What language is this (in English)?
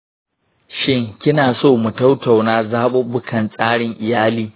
Hausa